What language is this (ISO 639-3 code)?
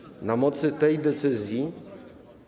pol